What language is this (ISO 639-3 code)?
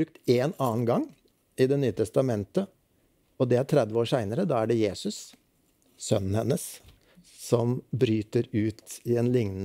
nor